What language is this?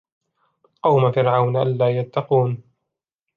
Arabic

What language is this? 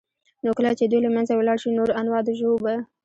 Pashto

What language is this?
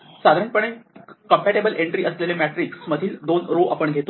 Marathi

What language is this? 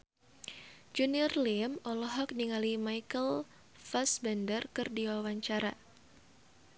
Sundanese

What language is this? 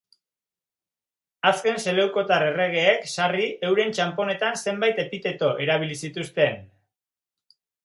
Basque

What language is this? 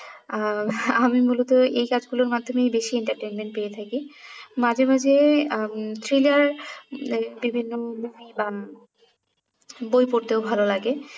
Bangla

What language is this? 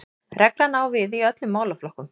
Icelandic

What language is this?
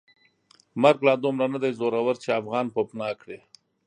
Pashto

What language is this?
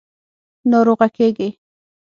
Pashto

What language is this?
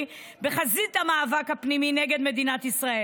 Hebrew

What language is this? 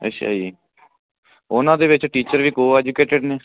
Punjabi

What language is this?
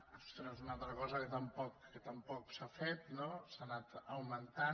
Catalan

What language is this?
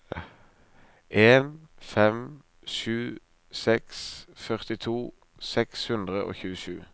Norwegian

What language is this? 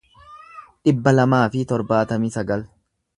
Oromo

